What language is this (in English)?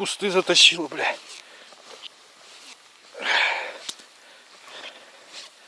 Russian